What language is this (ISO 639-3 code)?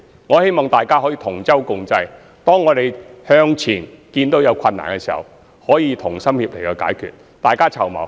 yue